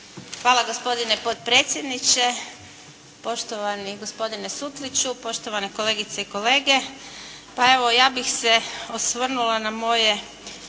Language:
Croatian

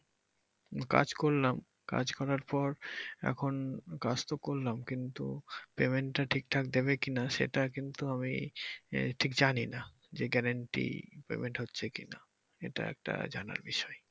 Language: Bangla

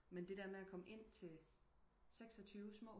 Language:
Danish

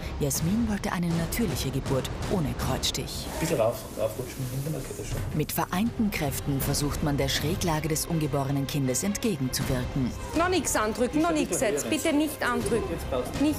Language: German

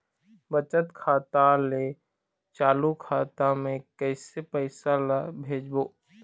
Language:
Chhattisgarhi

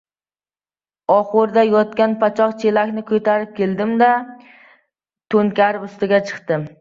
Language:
Uzbek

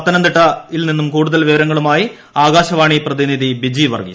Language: Malayalam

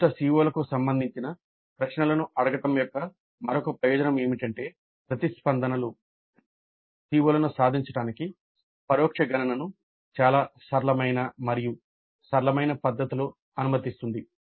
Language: Telugu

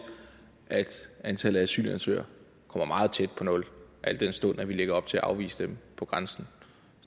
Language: Danish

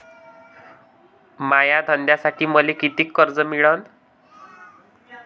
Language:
Marathi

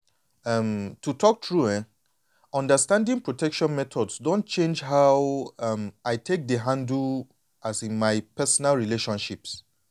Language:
Nigerian Pidgin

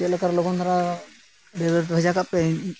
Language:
Santali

